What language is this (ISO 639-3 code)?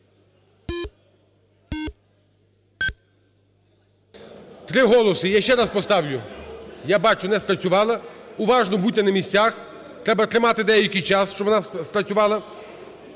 ukr